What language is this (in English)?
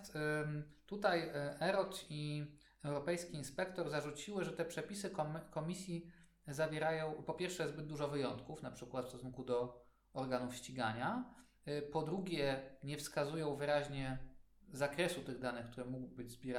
Polish